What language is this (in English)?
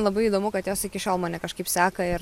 Lithuanian